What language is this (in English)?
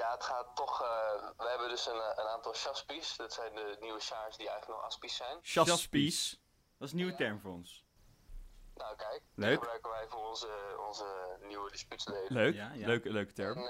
Dutch